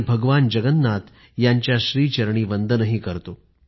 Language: Marathi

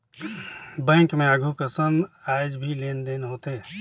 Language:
Chhattisgarhi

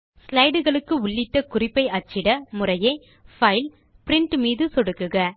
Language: Tamil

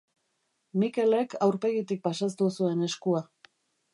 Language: Basque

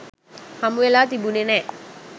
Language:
Sinhala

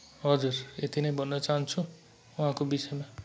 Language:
Nepali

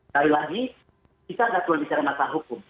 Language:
Indonesian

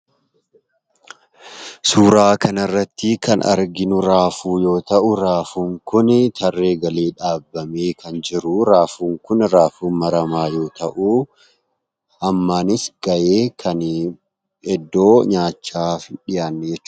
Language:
Oromo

